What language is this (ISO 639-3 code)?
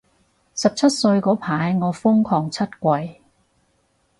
yue